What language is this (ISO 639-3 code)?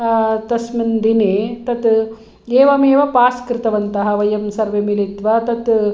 san